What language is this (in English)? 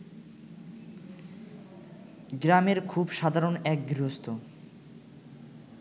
Bangla